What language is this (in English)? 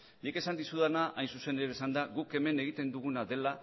Basque